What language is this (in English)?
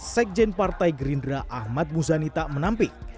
Indonesian